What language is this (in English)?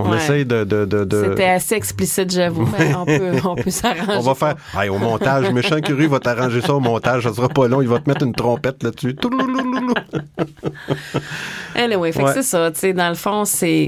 French